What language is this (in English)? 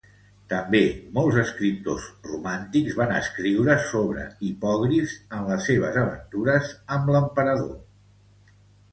Catalan